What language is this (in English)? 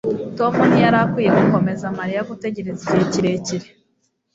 Kinyarwanda